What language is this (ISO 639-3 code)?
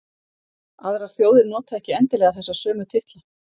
isl